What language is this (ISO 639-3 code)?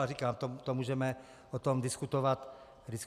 ces